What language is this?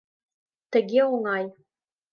Mari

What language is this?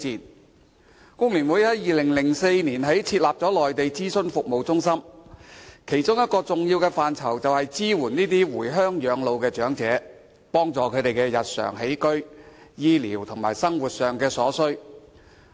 Cantonese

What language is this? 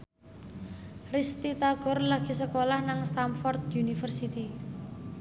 Javanese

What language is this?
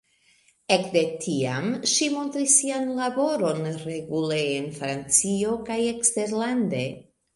Esperanto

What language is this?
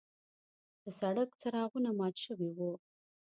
Pashto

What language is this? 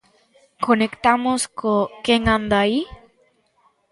Galician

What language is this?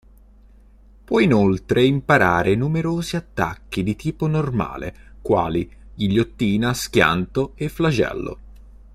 Italian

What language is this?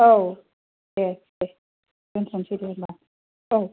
Bodo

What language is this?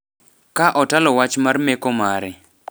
Luo (Kenya and Tanzania)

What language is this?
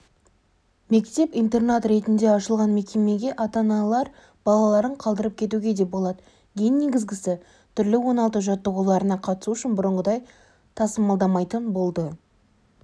Kazakh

